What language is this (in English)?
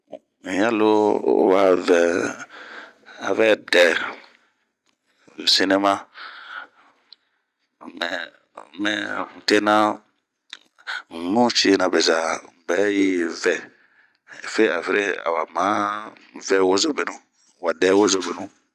Bomu